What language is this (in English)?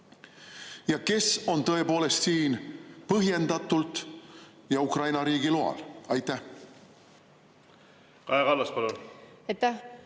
Estonian